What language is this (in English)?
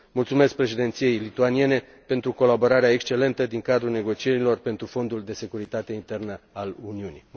Romanian